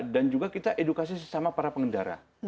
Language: Indonesian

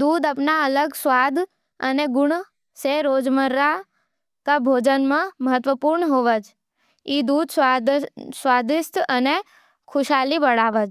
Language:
Nimadi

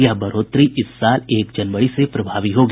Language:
Hindi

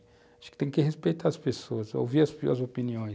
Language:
Portuguese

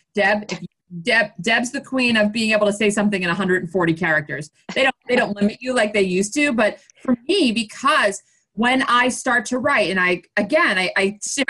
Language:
English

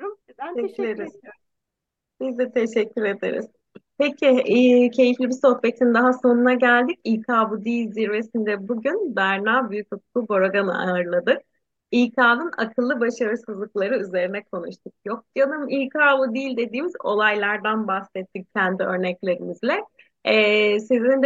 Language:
Turkish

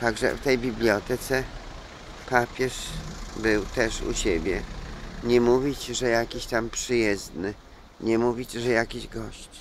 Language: Polish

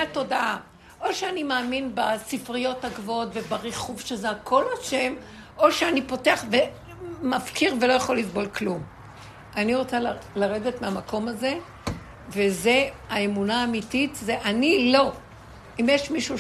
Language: Hebrew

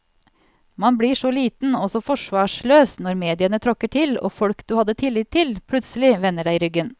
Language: Norwegian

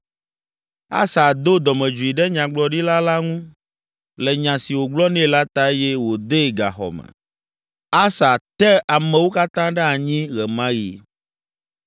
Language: Ewe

